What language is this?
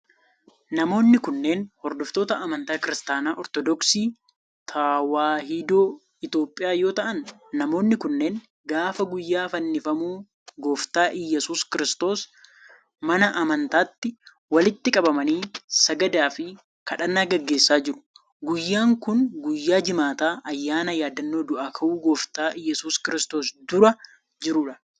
Oromo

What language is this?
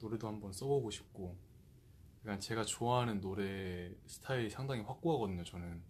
Korean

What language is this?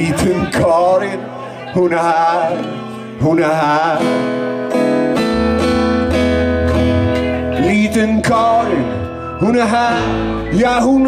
Dutch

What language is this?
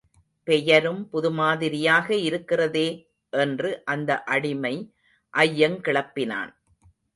Tamil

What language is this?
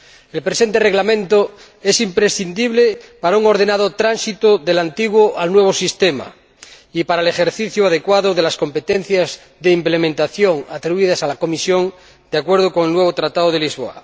Spanish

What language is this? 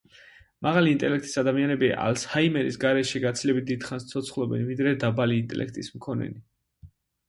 Georgian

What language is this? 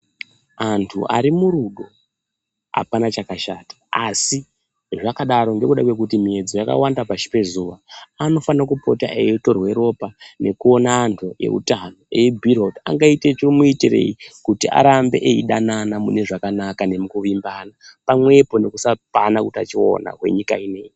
Ndau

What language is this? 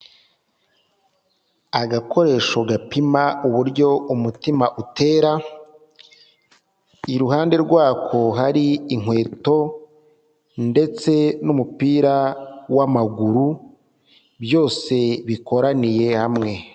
Kinyarwanda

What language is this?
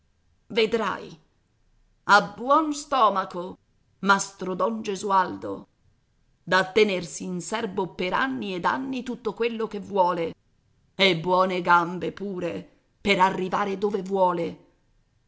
Italian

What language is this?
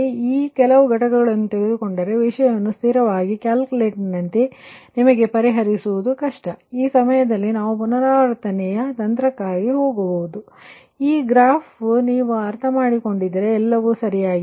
Kannada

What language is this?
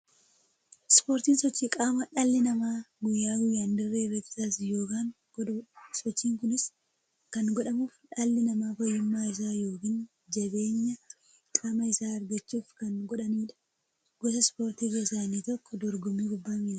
Oromo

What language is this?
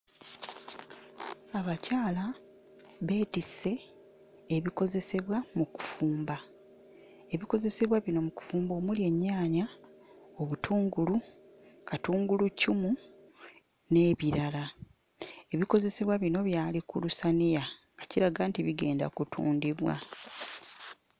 Ganda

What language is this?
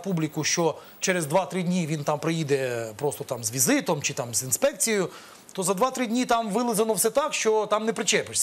Russian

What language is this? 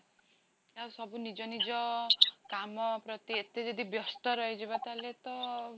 Odia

